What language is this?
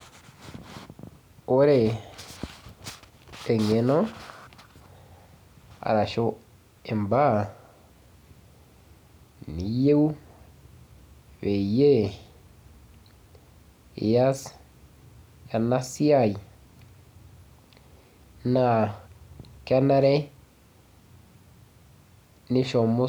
Masai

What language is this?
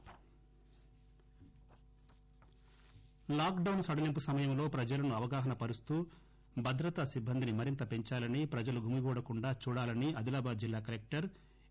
Telugu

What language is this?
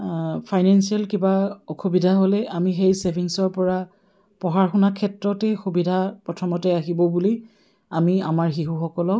Assamese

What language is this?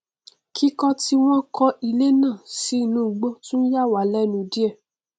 Yoruba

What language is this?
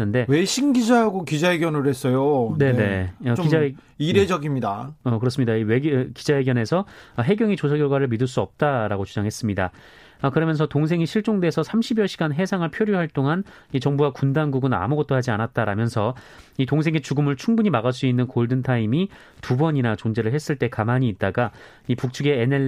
Korean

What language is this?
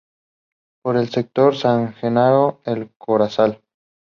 Spanish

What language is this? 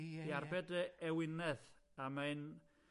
Welsh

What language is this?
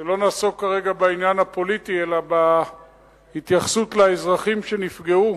Hebrew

